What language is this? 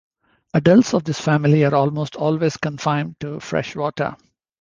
English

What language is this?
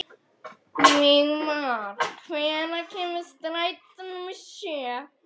Icelandic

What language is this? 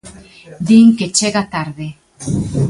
Galician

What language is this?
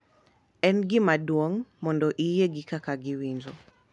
Luo (Kenya and Tanzania)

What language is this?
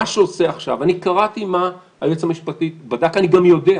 Hebrew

